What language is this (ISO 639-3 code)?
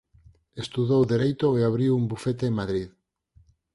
glg